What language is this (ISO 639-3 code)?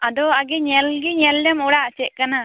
sat